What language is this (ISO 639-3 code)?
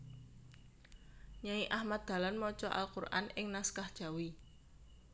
jav